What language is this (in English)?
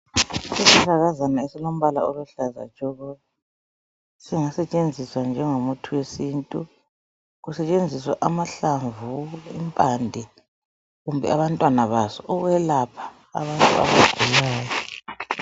North Ndebele